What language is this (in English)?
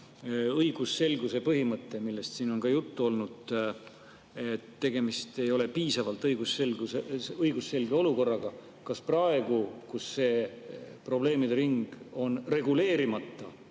Estonian